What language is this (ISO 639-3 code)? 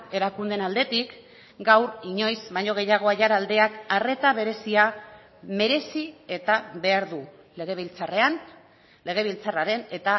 eus